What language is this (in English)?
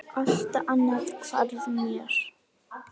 Icelandic